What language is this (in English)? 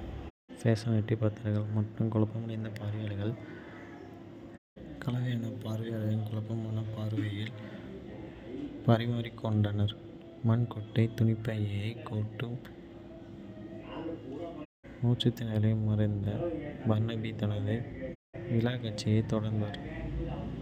Kota (India)